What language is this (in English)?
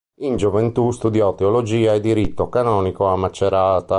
Italian